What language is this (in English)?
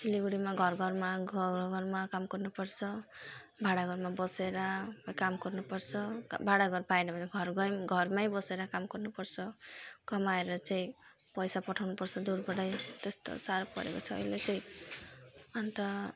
Nepali